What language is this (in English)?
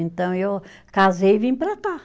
Portuguese